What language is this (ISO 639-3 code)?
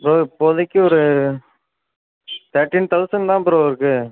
tam